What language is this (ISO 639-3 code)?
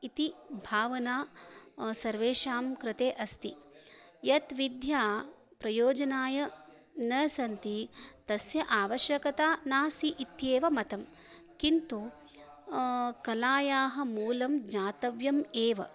san